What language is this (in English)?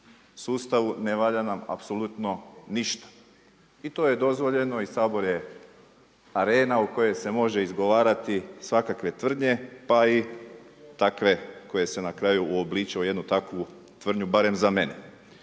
Croatian